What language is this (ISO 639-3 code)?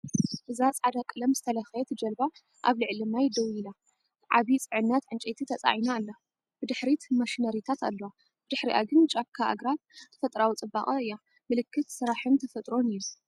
tir